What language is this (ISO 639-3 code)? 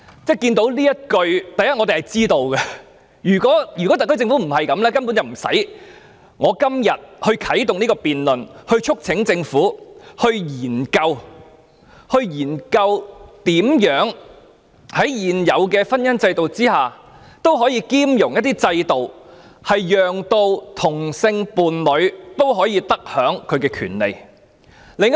yue